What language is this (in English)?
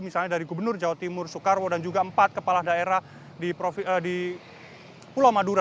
Indonesian